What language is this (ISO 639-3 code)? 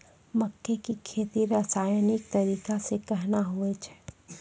mai